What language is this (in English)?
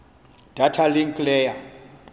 Xhosa